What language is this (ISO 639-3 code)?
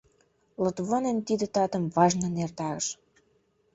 chm